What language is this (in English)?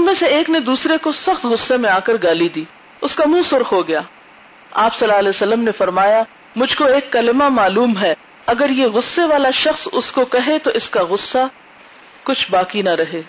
Urdu